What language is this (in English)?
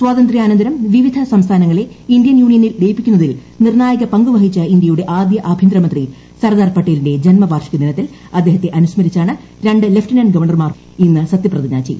Malayalam